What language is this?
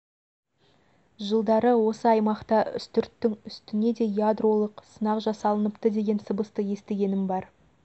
Kazakh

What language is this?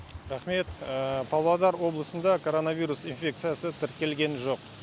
Kazakh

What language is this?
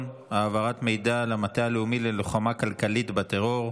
Hebrew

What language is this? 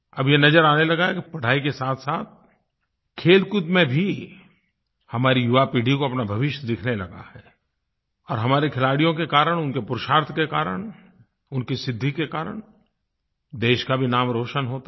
Hindi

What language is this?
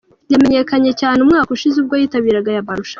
Kinyarwanda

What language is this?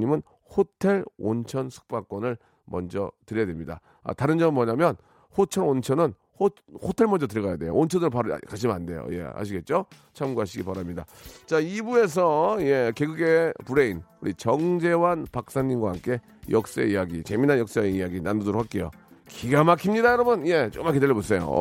Korean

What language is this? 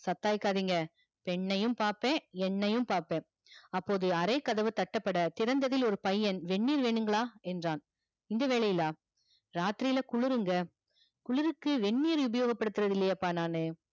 Tamil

